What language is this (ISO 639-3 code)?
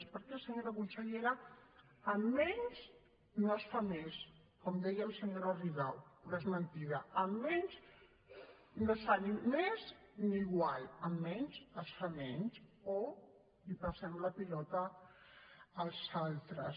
cat